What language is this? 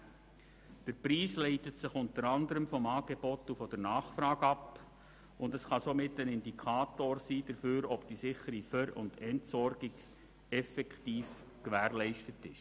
Swiss German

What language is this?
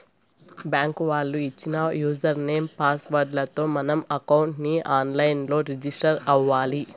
Telugu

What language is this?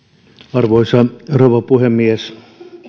Finnish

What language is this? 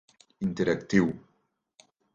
Catalan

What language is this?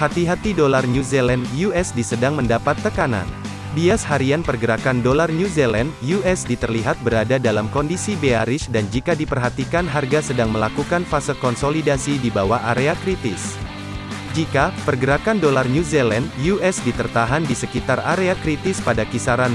Indonesian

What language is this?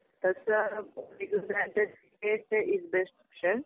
Marathi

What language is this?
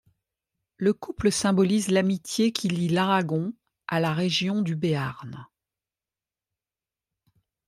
French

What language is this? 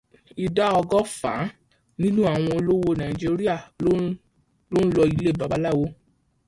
Yoruba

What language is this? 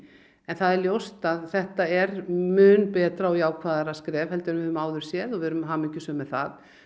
Icelandic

